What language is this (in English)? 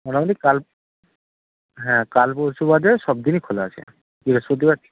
Bangla